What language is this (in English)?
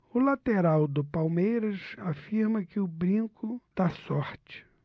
Portuguese